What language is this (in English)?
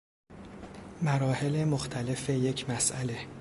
Persian